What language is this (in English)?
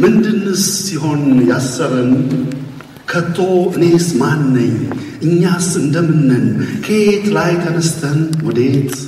Amharic